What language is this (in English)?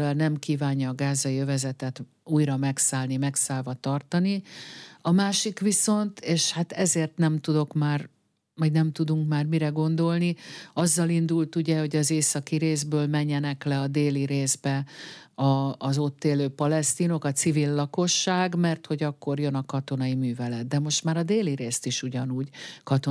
Hungarian